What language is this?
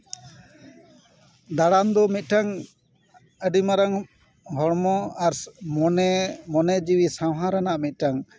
Santali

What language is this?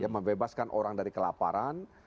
Indonesian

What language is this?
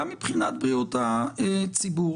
Hebrew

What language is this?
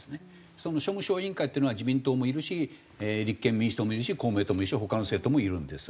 Japanese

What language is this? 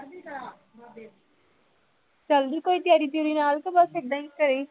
Punjabi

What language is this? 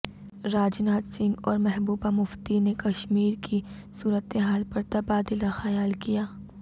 Urdu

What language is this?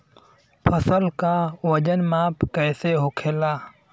Bhojpuri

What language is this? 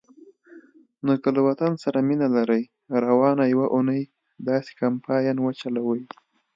Pashto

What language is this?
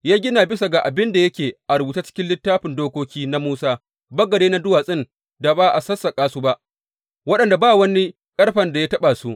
Hausa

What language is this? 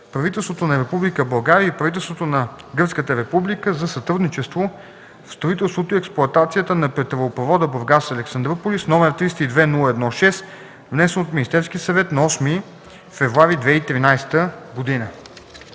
Bulgarian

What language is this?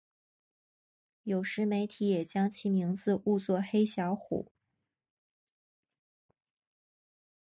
Chinese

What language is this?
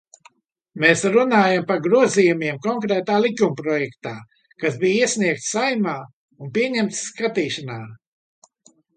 Latvian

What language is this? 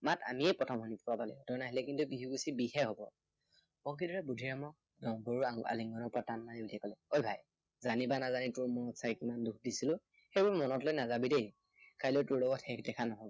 Assamese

